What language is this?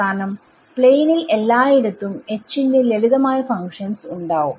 Malayalam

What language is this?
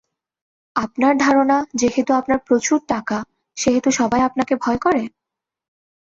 Bangla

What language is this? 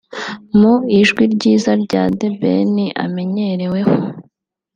Kinyarwanda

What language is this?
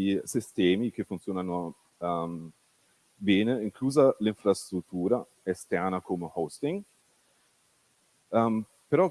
Italian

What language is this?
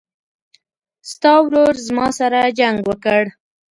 Pashto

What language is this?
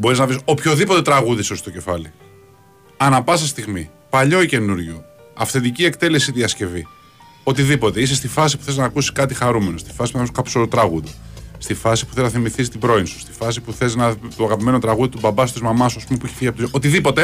Greek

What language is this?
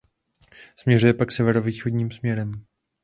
Czech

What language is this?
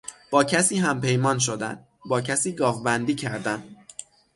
Persian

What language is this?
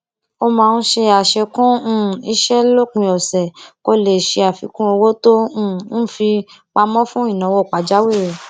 Yoruba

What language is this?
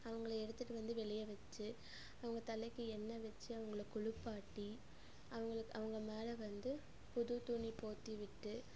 Tamil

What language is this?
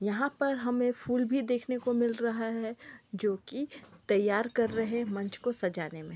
Magahi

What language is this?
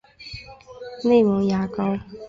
Chinese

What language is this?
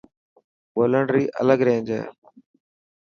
Dhatki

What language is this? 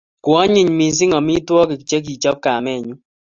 Kalenjin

